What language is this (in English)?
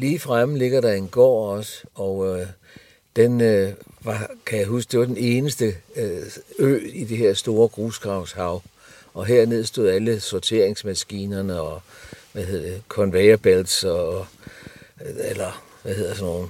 Danish